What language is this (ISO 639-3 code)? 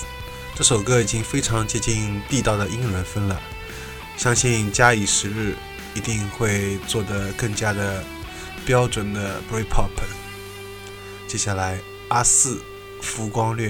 zho